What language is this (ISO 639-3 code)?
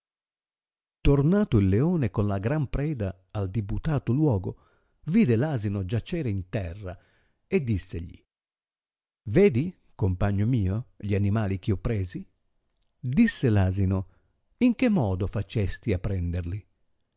ita